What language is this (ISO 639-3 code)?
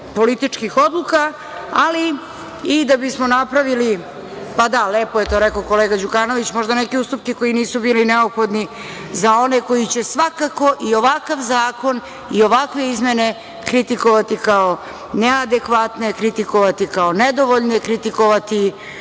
srp